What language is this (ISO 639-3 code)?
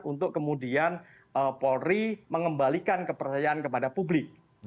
ind